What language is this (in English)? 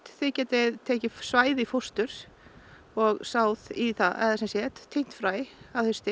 Icelandic